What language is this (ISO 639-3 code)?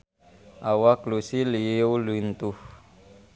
sun